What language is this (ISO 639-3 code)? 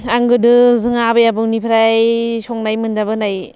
brx